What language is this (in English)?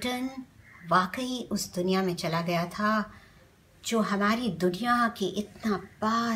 Hindi